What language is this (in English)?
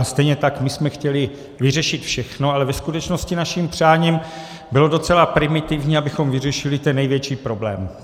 Czech